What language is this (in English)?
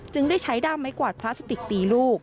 Thai